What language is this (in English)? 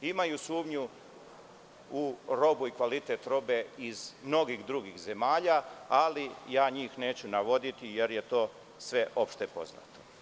Serbian